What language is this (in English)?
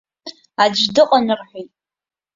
Abkhazian